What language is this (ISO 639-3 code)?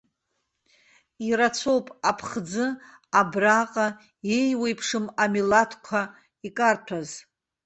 abk